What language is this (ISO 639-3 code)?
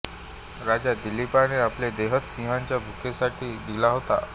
mar